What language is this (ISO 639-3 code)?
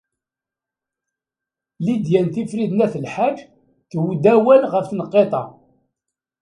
kab